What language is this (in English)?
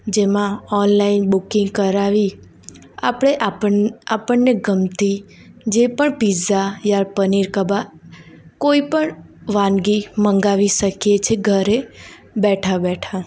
Gujarati